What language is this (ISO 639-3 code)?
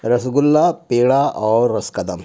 urd